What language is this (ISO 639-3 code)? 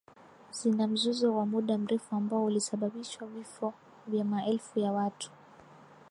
swa